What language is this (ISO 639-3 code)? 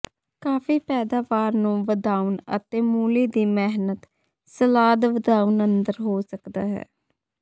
pan